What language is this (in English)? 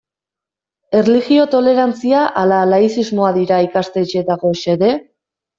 Basque